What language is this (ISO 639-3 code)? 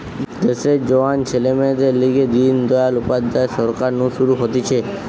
ben